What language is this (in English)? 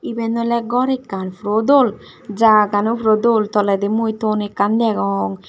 Chakma